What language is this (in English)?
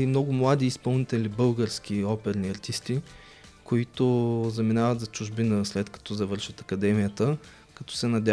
Bulgarian